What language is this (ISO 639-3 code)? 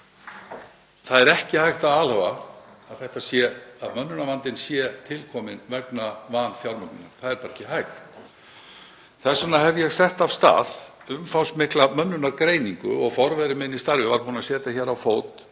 isl